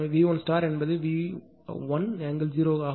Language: Tamil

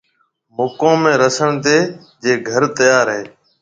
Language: Marwari (Pakistan)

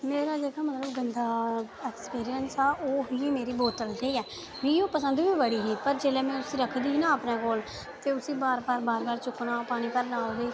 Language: Dogri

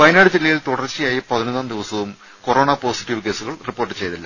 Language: Malayalam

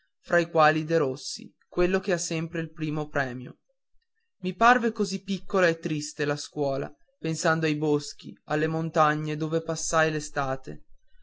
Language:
Italian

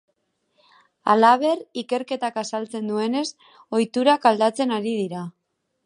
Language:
Basque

